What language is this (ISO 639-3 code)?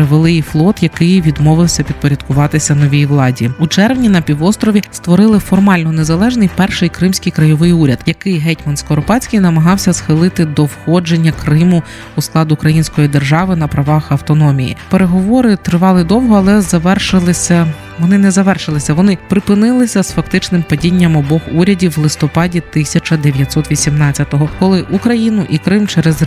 ukr